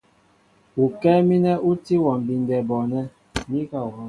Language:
Mbo (Cameroon)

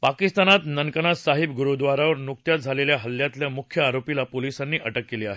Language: Marathi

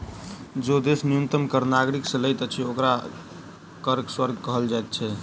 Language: Maithili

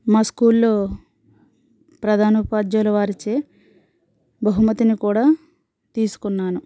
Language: Telugu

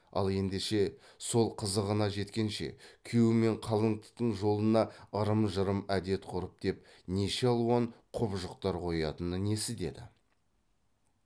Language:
Kazakh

